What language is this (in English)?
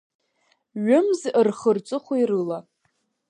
Abkhazian